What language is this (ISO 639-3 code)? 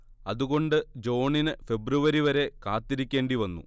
mal